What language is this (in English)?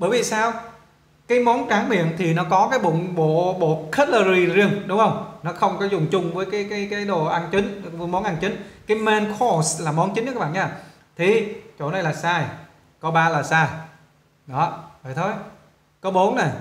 Vietnamese